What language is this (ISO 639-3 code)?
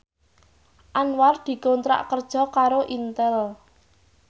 jav